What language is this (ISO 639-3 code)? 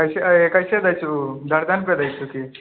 mai